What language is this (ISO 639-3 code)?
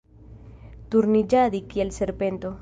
epo